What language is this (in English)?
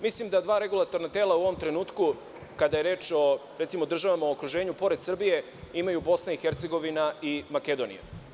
Serbian